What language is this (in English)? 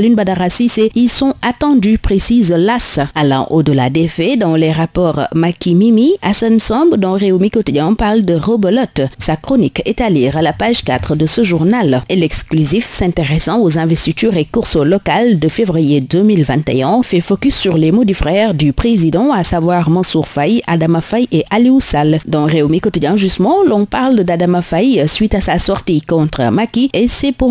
French